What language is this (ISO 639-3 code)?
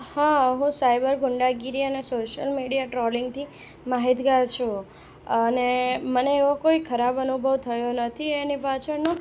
guj